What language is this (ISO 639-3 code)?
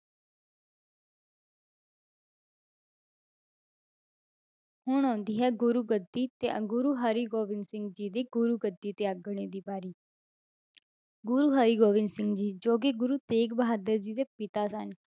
pan